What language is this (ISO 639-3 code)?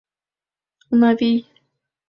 chm